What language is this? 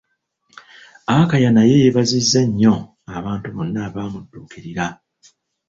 Ganda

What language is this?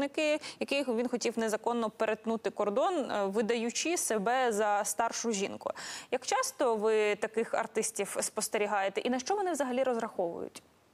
Ukrainian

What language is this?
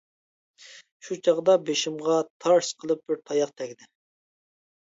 Uyghur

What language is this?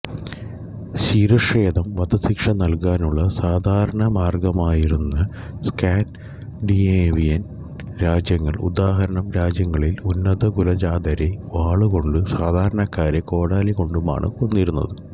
Malayalam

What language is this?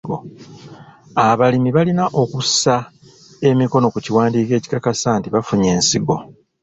Ganda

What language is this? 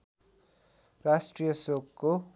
Nepali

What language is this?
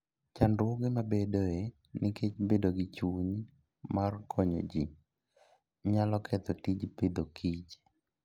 Luo (Kenya and Tanzania)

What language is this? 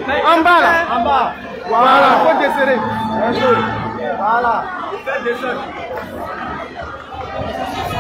French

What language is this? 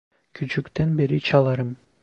Turkish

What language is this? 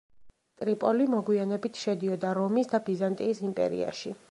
Georgian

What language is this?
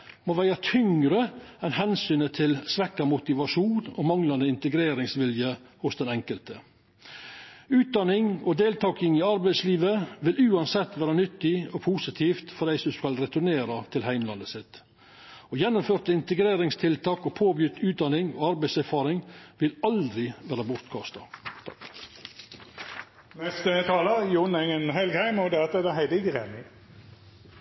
Norwegian Nynorsk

